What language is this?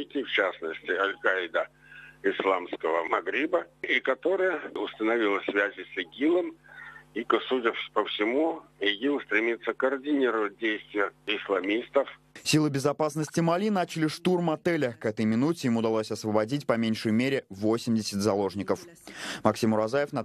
Russian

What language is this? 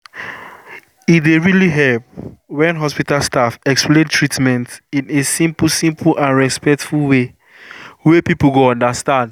Nigerian Pidgin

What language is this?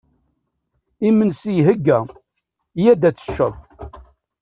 Kabyle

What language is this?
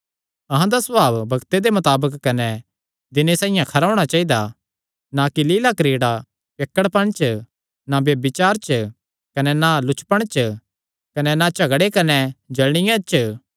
Kangri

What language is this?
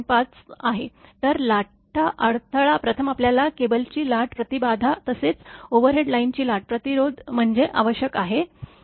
Marathi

